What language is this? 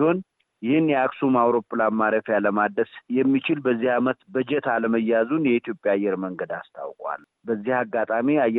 Amharic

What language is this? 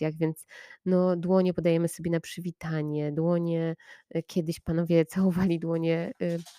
Polish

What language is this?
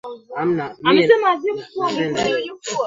Swahili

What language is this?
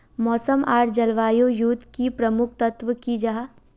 Magahi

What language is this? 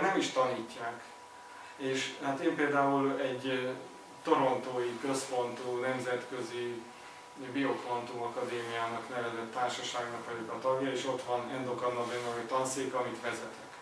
Hungarian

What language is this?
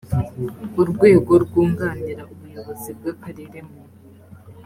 Kinyarwanda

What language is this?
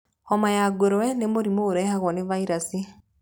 Kikuyu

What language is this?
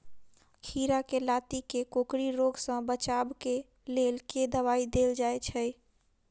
Maithili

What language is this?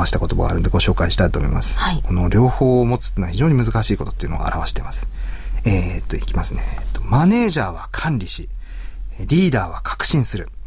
Japanese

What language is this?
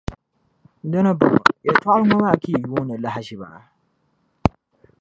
Dagbani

